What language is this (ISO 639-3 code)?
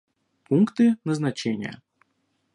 rus